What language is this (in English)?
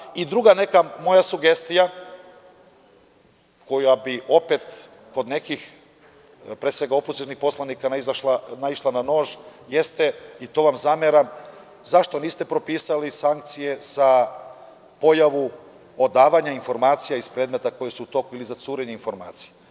Serbian